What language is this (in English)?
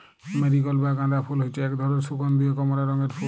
Bangla